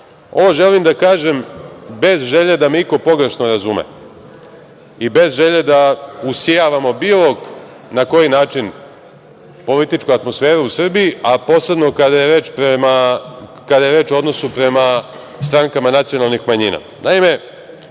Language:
Serbian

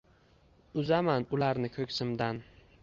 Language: Uzbek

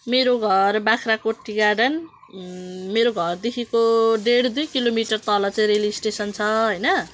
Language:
Nepali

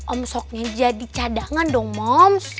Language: Indonesian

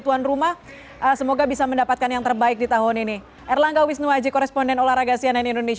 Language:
Indonesian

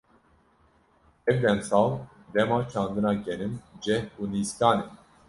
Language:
Kurdish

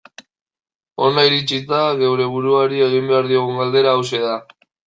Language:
Basque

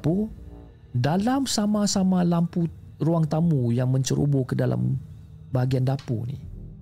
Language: Malay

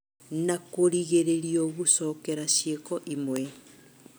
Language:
Kikuyu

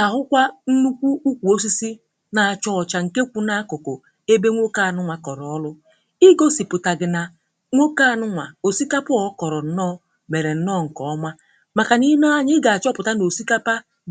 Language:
Igbo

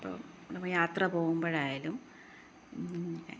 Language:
Malayalam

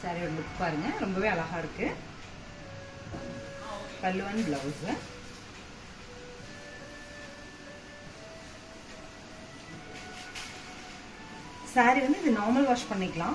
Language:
Arabic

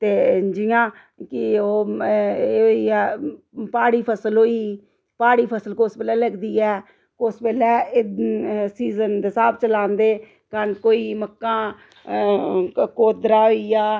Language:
Dogri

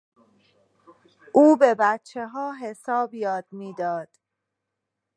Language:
Persian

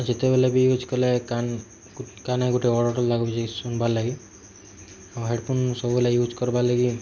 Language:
Odia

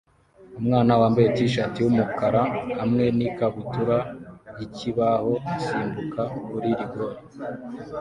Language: Kinyarwanda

